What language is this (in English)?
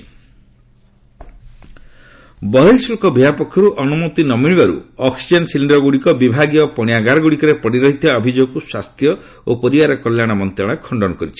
Odia